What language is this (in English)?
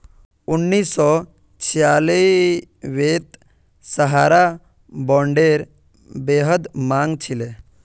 Magahi